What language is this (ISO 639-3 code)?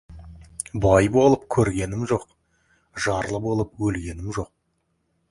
kaz